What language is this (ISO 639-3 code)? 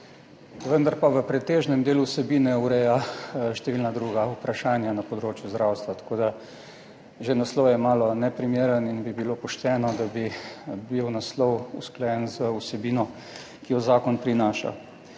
slv